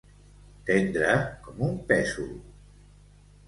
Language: Catalan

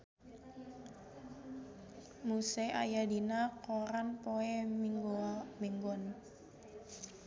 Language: Sundanese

